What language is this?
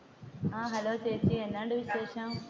Malayalam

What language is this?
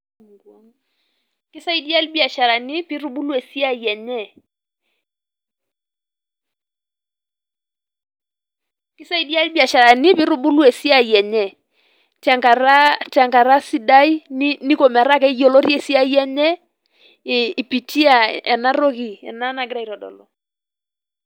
Masai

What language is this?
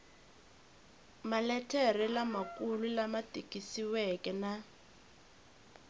Tsonga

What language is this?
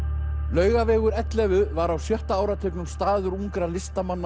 Icelandic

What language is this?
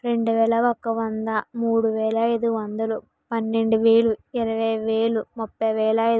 Telugu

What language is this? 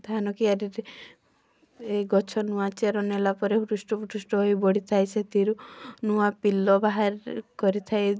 Odia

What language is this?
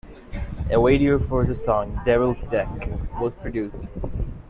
English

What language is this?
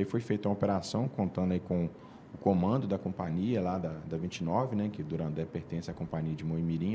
Portuguese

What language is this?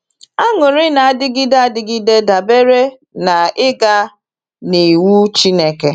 Igbo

